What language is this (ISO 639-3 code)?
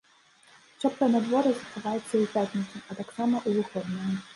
bel